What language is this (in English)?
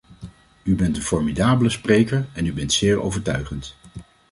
Dutch